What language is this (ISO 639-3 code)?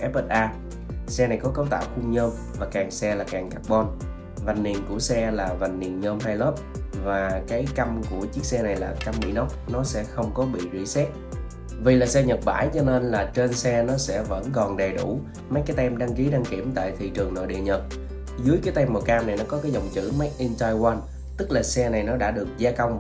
vie